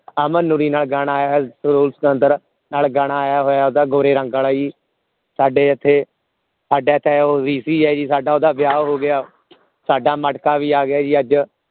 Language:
Punjabi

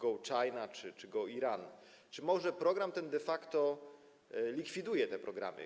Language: Polish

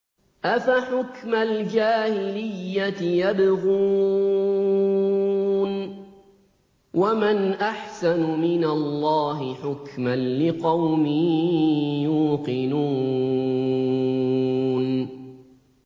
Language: Arabic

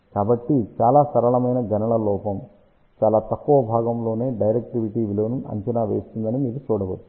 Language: Telugu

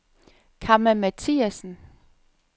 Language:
Danish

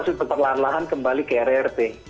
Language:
Indonesian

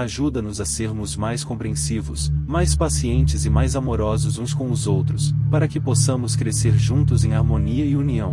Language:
Portuguese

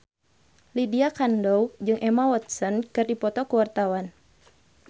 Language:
Sundanese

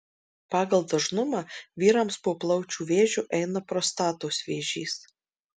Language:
Lithuanian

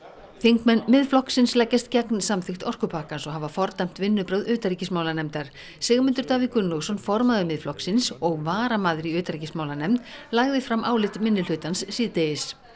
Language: Icelandic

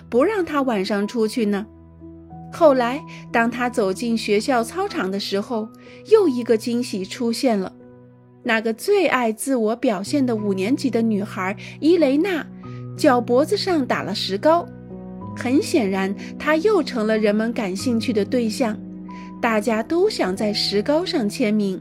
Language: Chinese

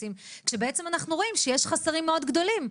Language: Hebrew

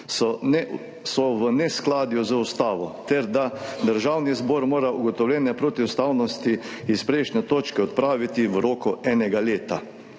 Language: Slovenian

